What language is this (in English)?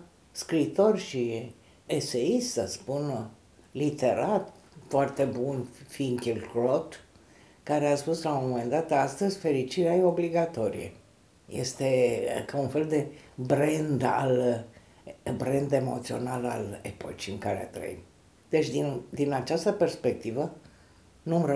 Romanian